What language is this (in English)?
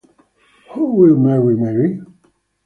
Italian